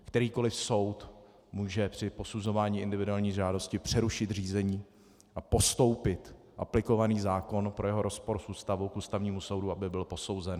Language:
Czech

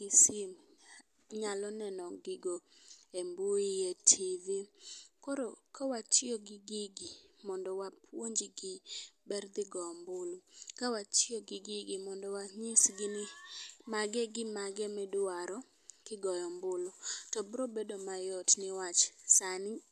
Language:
Luo (Kenya and Tanzania)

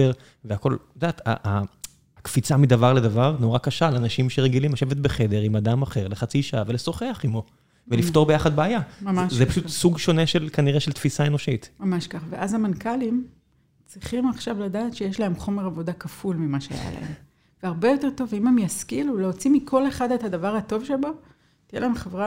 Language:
Hebrew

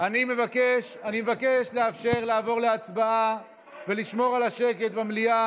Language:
Hebrew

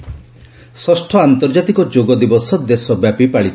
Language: Odia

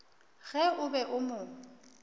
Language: Northern Sotho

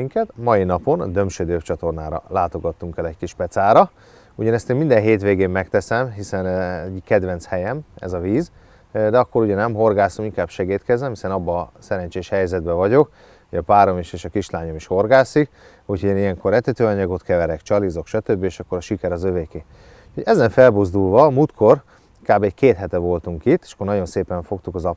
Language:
Hungarian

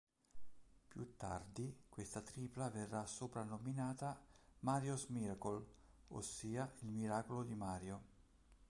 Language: Italian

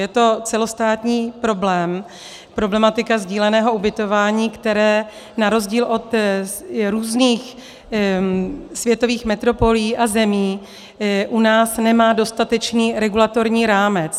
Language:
Czech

